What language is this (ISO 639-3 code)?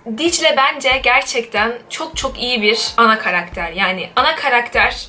tur